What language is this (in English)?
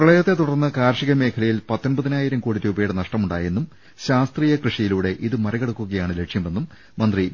Malayalam